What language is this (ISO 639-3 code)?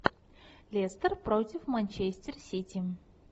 rus